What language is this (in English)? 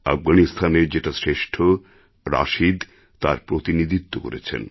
Bangla